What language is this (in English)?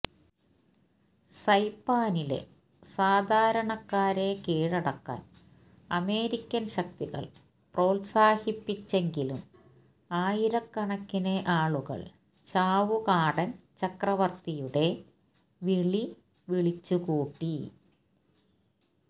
Malayalam